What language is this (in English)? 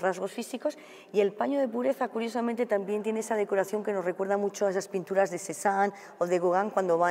Spanish